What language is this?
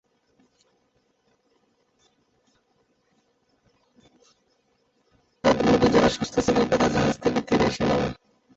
Bangla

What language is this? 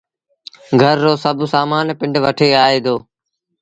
Sindhi Bhil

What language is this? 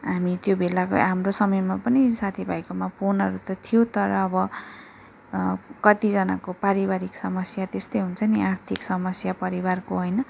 Nepali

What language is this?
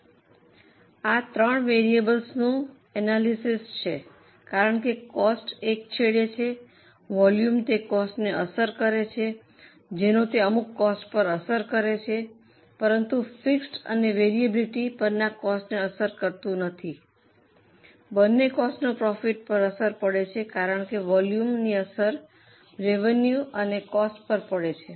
Gujarati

